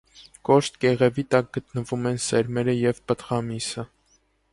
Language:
Armenian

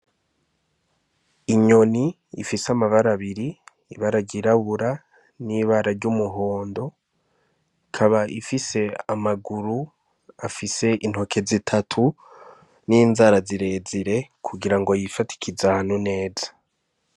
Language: Rundi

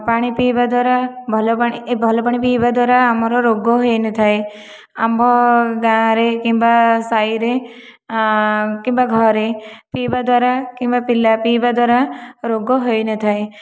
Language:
Odia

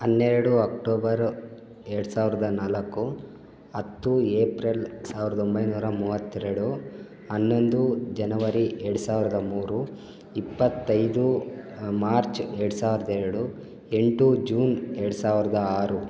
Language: Kannada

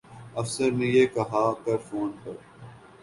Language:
Urdu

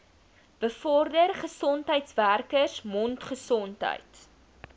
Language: Afrikaans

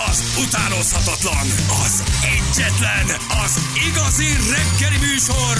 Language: Hungarian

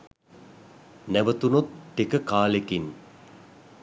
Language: Sinhala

